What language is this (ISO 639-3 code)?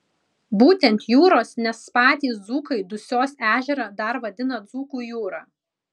lit